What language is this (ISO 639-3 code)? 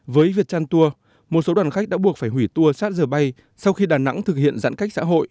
vie